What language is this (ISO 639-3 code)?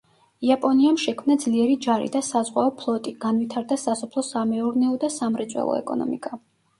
kat